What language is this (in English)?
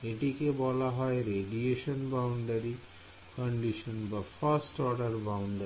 Bangla